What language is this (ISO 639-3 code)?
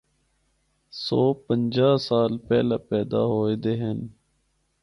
hno